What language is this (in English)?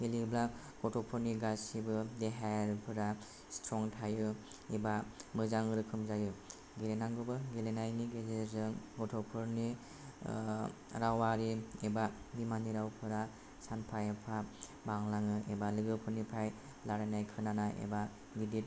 Bodo